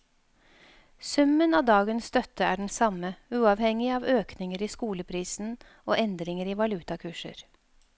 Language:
Norwegian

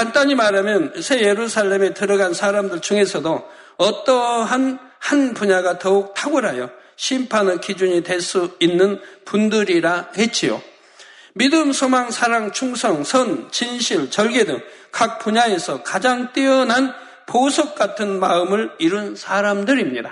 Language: Korean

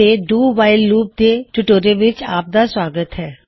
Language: Punjabi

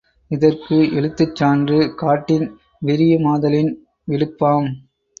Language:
Tamil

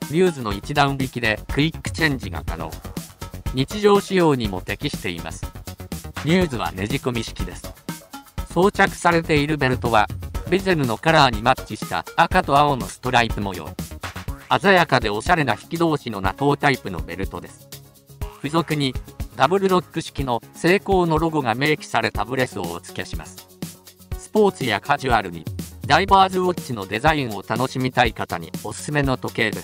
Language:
Japanese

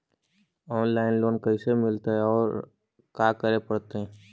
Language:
Magahi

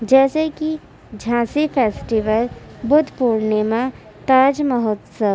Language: Urdu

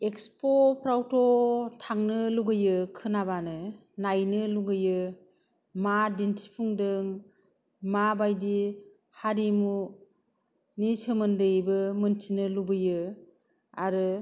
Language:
Bodo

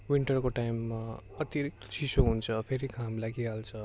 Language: Nepali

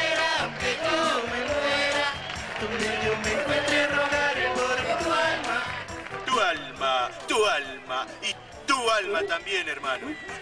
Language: Spanish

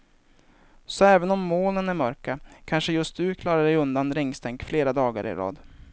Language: Swedish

